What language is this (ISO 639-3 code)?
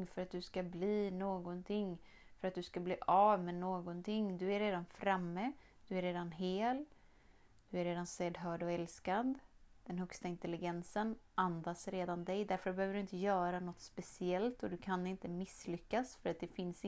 swe